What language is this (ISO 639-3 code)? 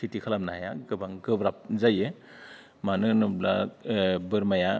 brx